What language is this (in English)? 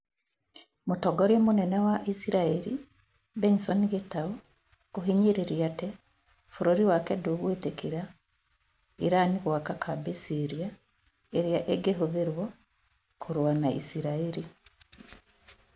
Kikuyu